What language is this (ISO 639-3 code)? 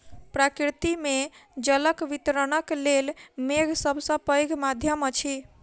mai